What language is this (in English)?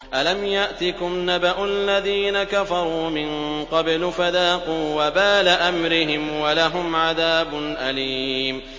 Arabic